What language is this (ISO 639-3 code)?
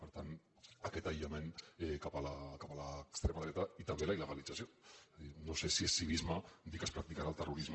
cat